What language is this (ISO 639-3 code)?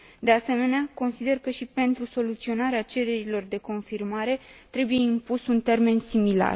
ron